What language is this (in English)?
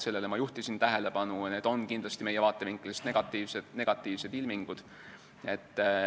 Estonian